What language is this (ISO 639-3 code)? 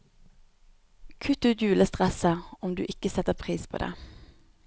nor